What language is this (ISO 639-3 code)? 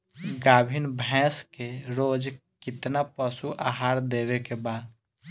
bho